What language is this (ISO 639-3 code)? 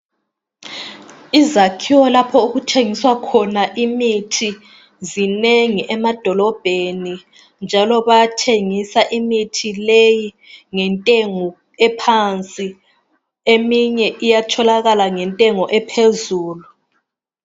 nde